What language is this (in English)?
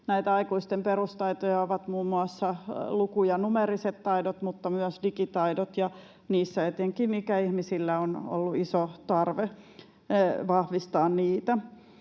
Finnish